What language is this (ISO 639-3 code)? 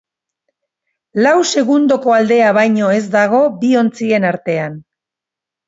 eus